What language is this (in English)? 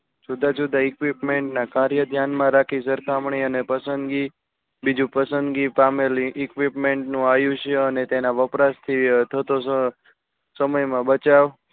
Gujarati